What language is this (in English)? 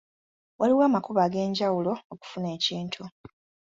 Ganda